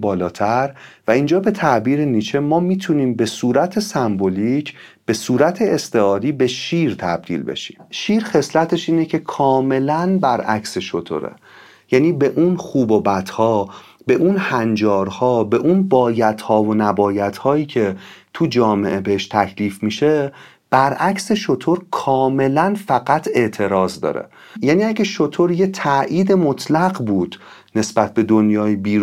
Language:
Persian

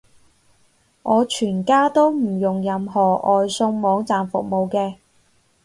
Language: Cantonese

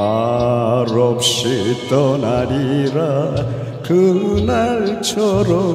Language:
Korean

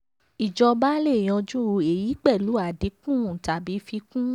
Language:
Yoruba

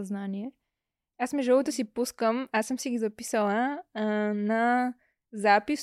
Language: Bulgarian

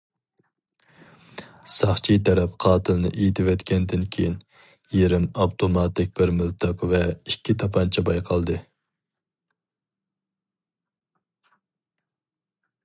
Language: Uyghur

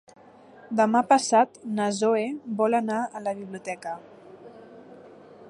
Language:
Catalan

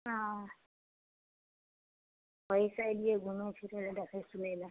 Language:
Maithili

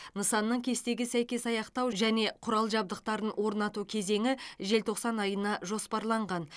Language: Kazakh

